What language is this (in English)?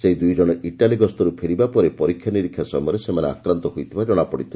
Odia